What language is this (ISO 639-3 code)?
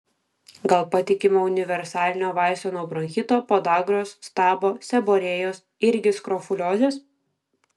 lit